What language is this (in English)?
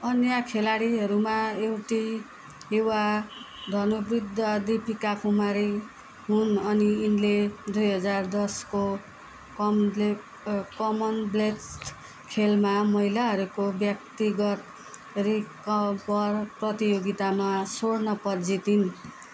Nepali